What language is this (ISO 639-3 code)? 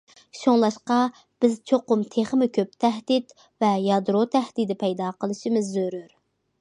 uig